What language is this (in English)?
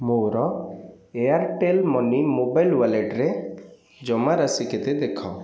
Odia